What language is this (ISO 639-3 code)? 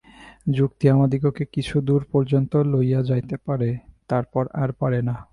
ben